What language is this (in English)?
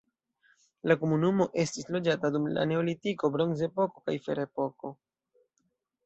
Esperanto